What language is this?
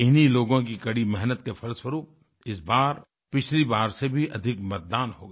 Hindi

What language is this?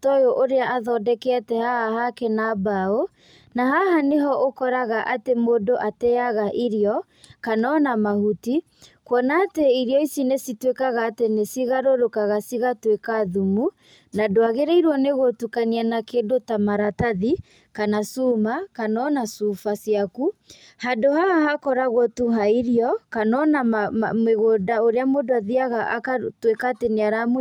Kikuyu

